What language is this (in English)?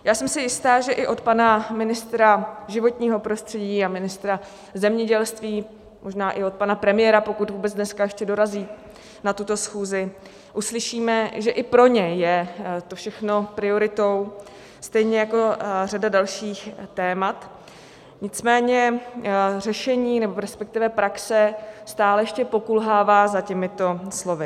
Czech